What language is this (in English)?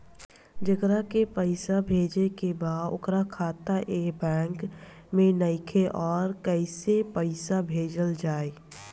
Bhojpuri